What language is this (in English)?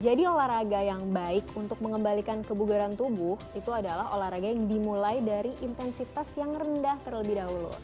Indonesian